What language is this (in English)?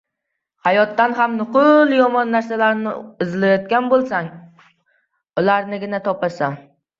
Uzbek